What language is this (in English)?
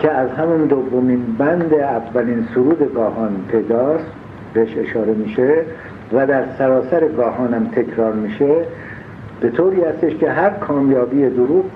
Persian